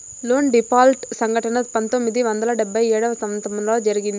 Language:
Telugu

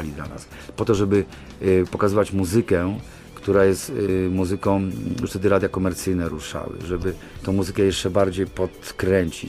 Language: Polish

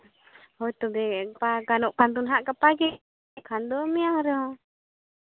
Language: Santali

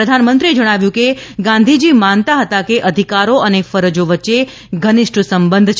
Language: Gujarati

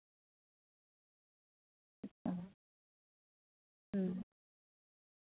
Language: Santali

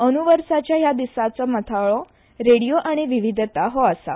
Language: Konkani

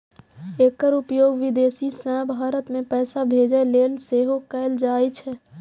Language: Maithili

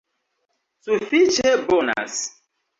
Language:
Esperanto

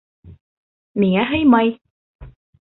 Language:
Bashkir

